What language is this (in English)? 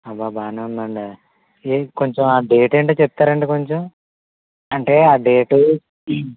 Telugu